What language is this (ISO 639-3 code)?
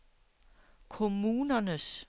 dan